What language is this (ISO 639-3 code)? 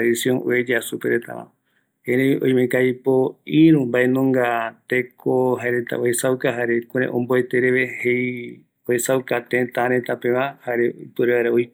gui